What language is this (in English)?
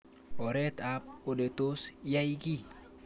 Kalenjin